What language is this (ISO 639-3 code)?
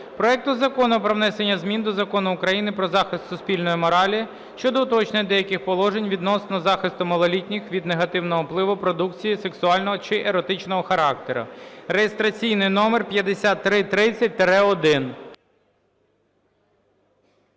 ukr